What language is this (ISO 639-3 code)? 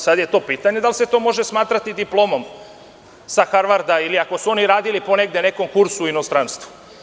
srp